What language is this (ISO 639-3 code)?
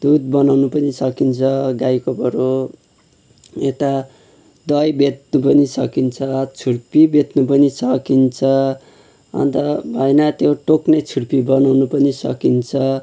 nep